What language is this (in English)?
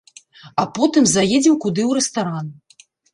Belarusian